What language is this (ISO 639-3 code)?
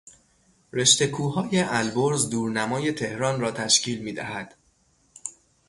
fas